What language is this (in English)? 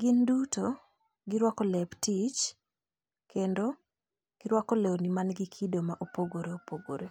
Luo (Kenya and Tanzania)